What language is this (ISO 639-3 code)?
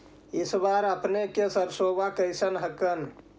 mag